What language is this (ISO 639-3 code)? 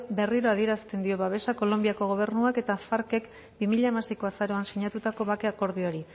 eus